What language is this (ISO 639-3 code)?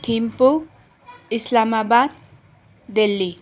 nep